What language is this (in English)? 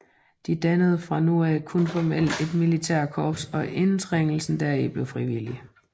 Danish